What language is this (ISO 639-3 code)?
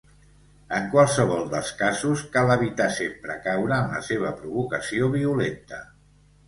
cat